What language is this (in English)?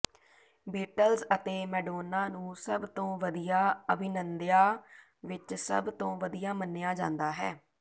Punjabi